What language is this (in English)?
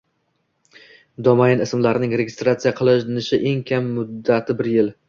Uzbek